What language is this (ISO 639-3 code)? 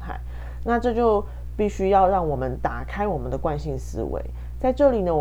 zho